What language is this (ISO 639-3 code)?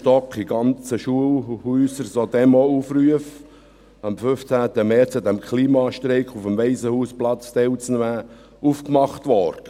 gsw